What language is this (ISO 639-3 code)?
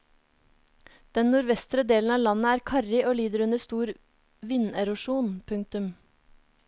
nor